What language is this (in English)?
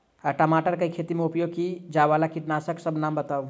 Maithili